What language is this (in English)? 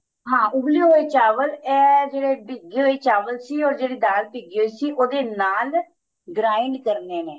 Punjabi